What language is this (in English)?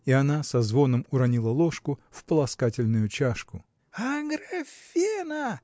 Russian